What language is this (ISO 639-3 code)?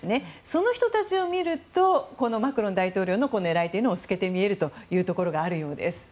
jpn